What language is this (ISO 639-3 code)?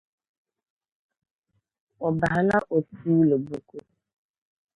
dag